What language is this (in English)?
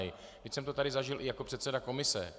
Czech